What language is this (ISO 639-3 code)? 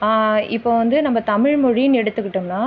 tam